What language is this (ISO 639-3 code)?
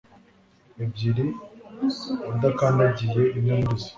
kin